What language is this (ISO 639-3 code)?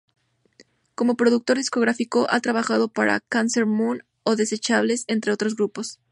spa